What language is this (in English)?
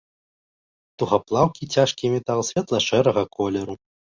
Belarusian